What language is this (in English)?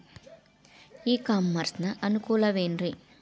Kannada